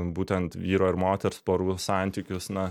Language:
Lithuanian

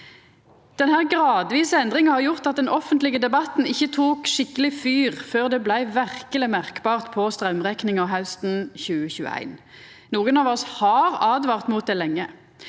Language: Norwegian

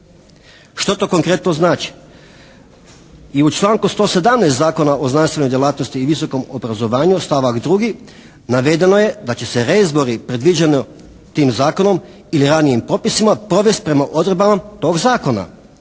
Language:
Croatian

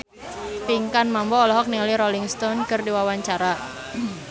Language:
Sundanese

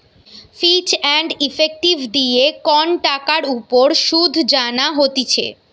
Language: Bangla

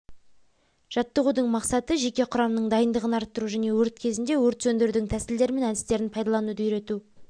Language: Kazakh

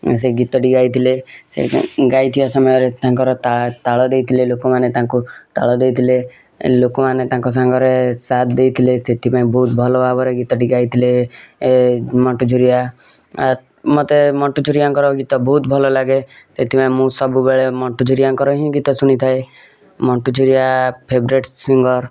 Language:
Odia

